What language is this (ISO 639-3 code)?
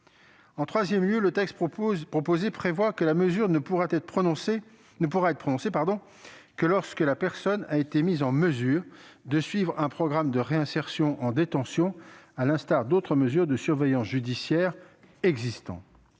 fra